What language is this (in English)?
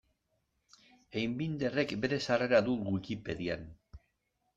Basque